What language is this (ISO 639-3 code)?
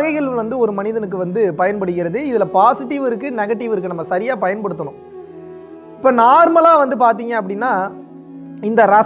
tam